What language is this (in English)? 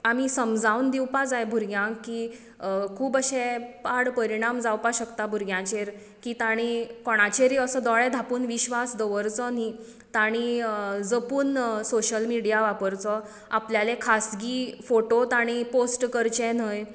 Konkani